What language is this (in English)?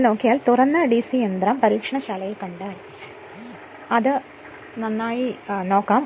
Malayalam